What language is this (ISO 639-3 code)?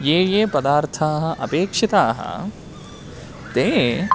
san